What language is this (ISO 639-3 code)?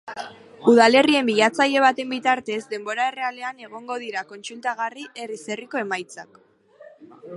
eus